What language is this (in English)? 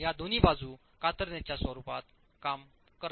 Marathi